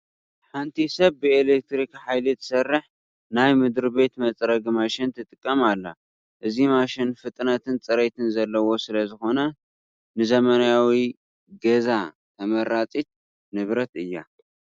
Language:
Tigrinya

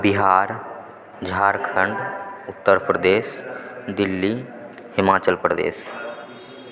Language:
Maithili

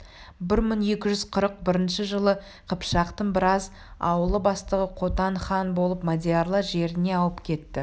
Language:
Kazakh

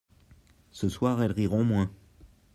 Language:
French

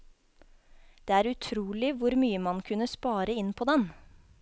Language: Norwegian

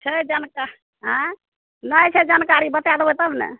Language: Maithili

